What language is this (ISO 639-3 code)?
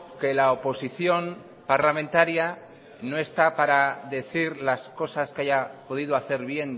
spa